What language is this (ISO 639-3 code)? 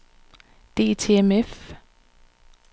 dan